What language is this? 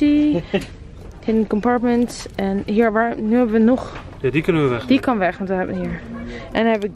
Dutch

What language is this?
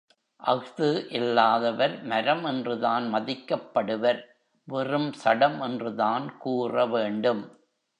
Tamil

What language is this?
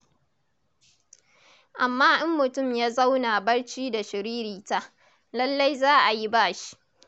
Hausa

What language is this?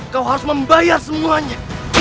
Indonesian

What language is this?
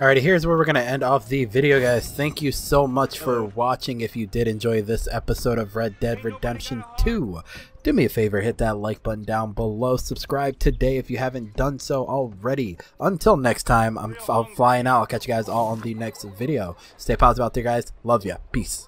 English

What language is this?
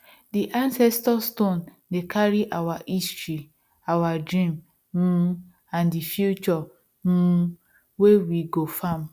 Nigerian Pidgin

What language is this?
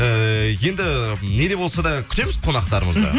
Kazakh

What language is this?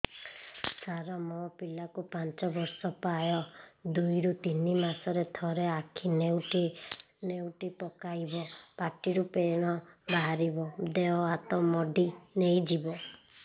Odia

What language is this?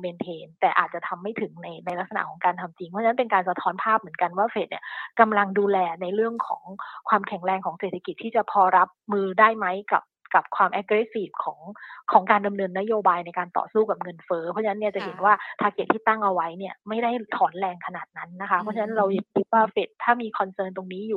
Thai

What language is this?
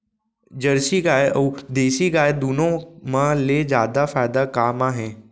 Chhattisgarhi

